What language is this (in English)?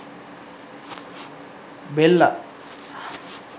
Sinhala